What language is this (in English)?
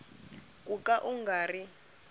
Tsonga